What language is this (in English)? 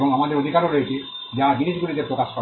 Bangla